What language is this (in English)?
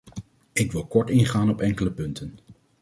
Dutch